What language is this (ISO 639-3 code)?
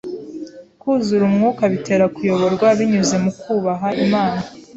kin